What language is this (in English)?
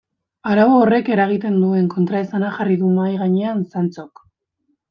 Basque